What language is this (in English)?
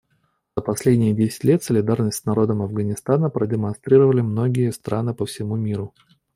Russian